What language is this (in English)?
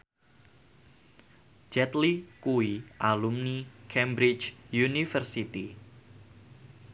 Javanese